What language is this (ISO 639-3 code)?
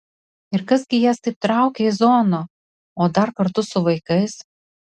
lit